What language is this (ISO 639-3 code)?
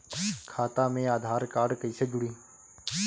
bho